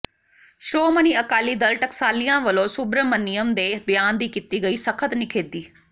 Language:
Punjabi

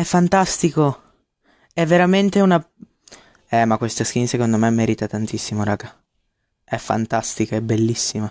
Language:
Italian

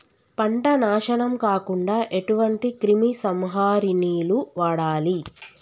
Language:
Telugu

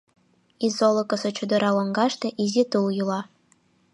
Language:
Mari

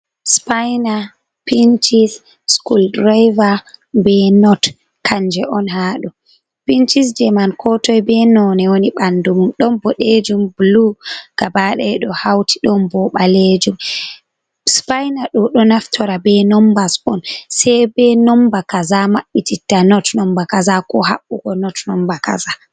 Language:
Fula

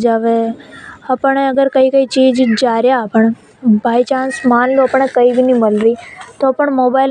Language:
Hadothi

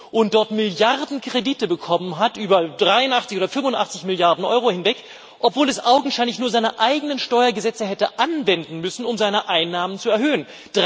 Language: German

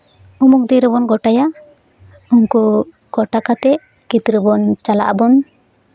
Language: Santali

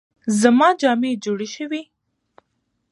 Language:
Pashto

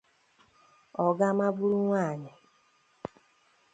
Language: Igbo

